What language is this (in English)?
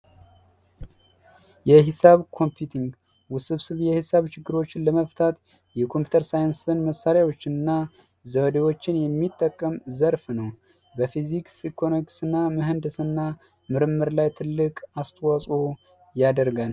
Amharic